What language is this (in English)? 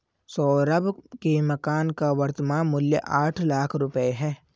Hindi